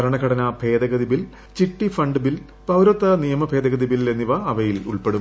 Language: Malayalam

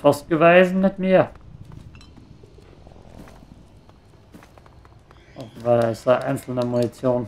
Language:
German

